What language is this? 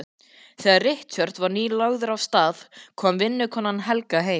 Icelandic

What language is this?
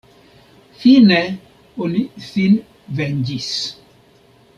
Esperanto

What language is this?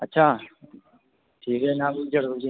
Dogri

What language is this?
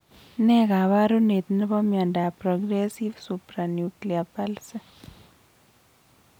Kalenjin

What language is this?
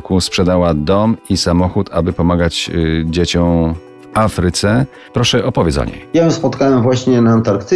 Polish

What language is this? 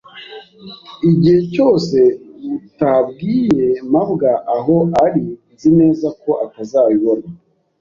Kinyarwanda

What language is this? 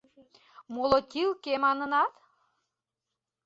Mari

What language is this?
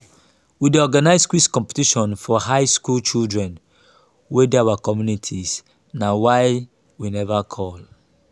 Nigerian Pidgin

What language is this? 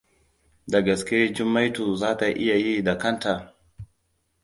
Hausa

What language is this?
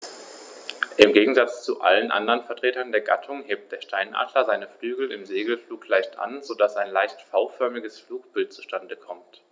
German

